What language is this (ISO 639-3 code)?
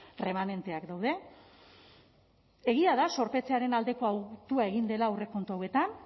eus